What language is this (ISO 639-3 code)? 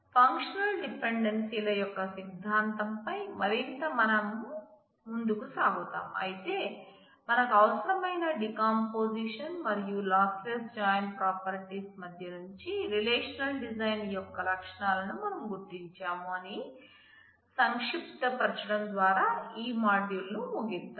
tel